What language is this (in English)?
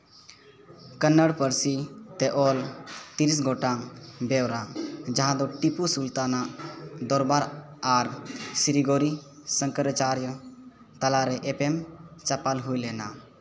Santali